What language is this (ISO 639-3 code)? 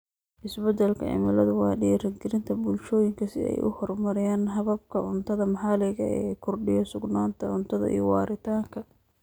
som